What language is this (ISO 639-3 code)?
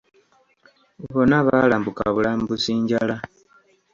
lug